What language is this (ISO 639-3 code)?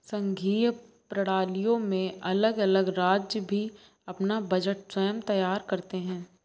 hin